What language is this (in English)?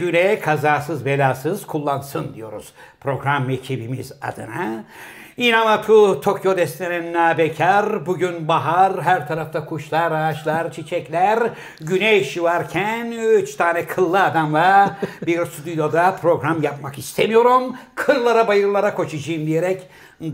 Turkish